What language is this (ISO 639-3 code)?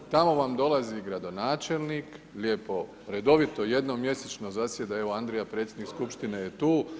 hrv